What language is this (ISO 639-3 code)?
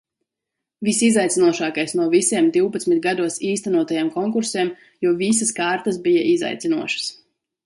lav